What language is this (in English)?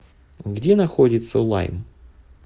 Russian